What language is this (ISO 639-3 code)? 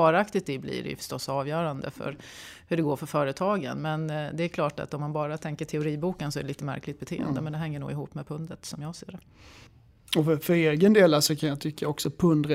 swe